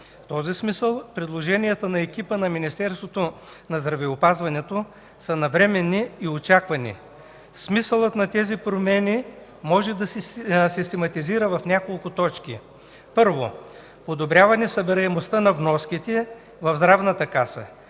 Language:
Bulgarian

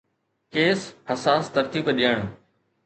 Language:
Sindhi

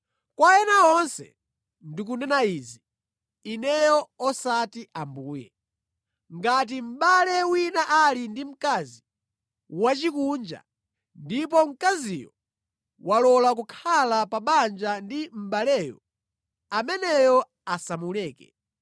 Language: Nyanja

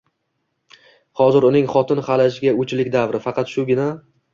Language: Uzbek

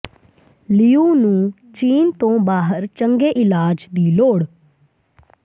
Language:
Punjabi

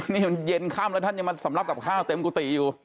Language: Thai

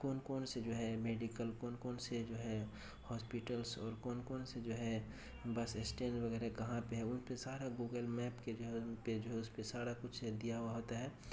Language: Urdu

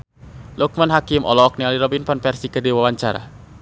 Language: Sundanese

